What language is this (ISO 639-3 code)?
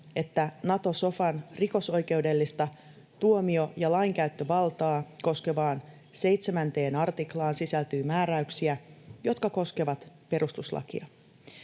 fin